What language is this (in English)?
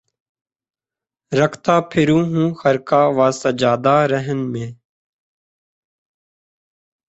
Urdu